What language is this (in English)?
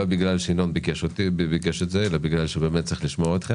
Hebrew